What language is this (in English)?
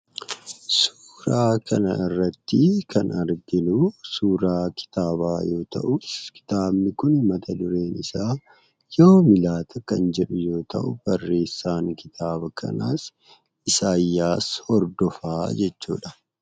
Oromo